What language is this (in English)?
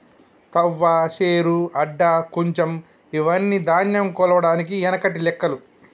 Telugu